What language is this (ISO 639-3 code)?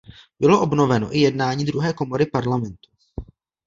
ces